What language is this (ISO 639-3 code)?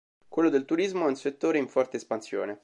ita